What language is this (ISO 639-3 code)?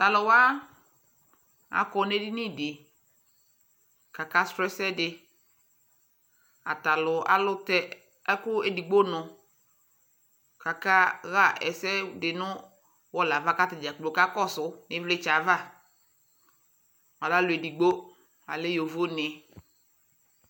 kpo